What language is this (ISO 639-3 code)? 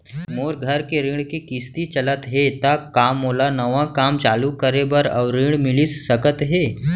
hne